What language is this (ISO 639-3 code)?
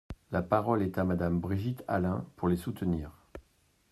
fra